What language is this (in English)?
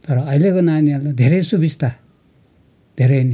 Nepali